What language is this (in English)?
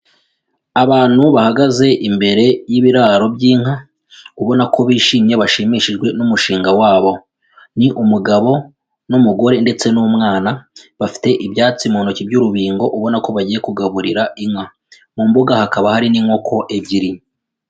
Kinyarwanda